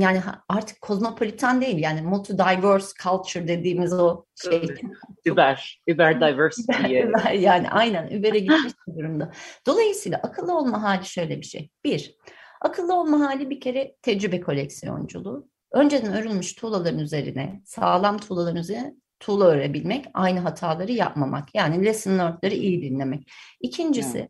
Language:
Turkish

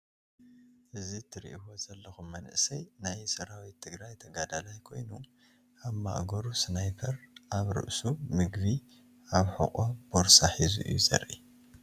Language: Tigrinya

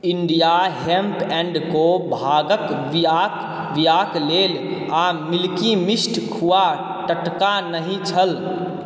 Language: Maithili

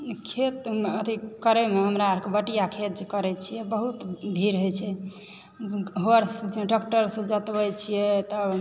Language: Maithili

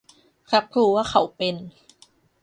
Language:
Thai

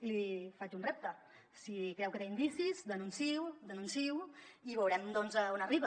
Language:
Catalan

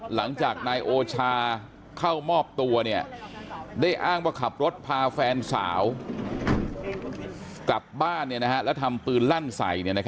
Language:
Thai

